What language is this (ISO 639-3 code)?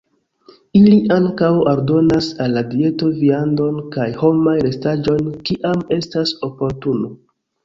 epo